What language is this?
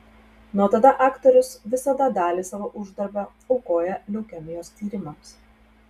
Lithuanian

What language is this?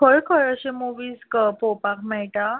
Konkani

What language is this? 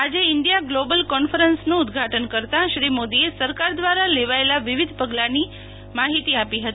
Gujarati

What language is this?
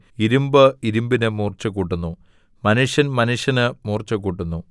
Malayalam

